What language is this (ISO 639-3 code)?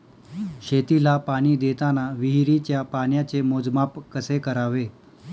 mar